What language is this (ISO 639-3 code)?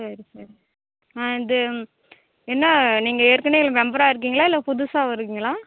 tam